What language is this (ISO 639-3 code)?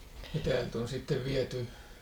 fin